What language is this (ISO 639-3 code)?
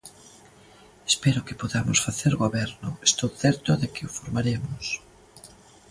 glg